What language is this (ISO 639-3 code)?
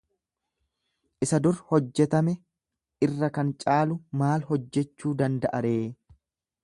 orm